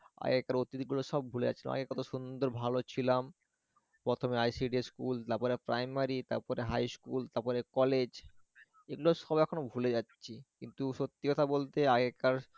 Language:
Bangla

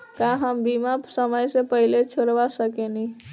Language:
Bhojpuri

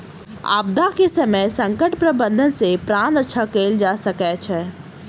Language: Maithili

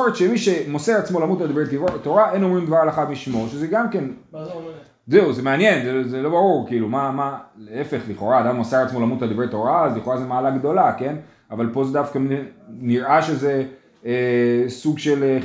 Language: Hebrew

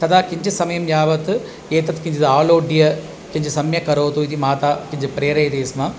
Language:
Sanskrit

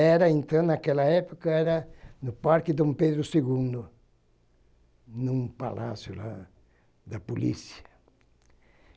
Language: Portuguese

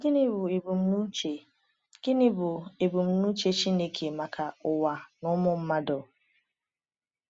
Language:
Igbo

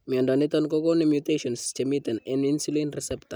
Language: Kalenjin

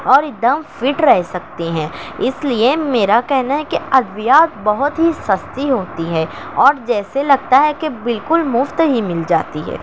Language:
Urdu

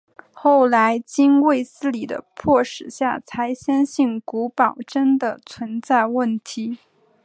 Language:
Chinese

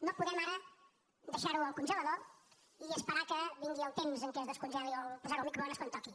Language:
Catalan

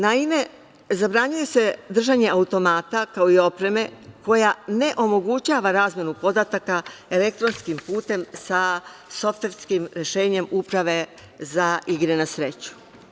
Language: Serbian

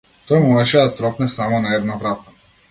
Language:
Macedonian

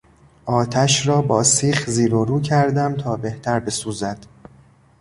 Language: Persian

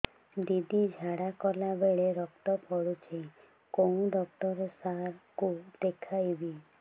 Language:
Odia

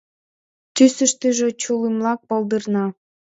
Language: Mari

